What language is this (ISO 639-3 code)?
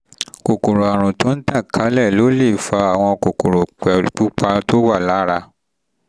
yor